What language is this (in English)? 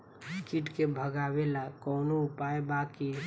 Bhojpuri